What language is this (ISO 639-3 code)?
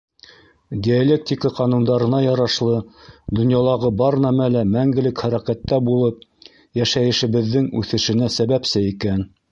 bak